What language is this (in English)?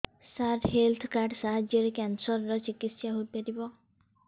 Odia